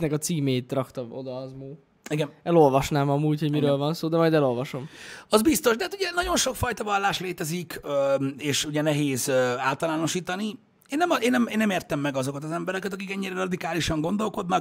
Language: Hungarian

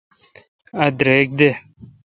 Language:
Kalkoti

